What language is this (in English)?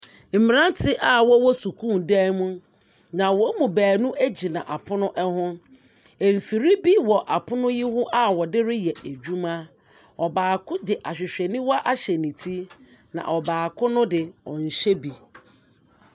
Akan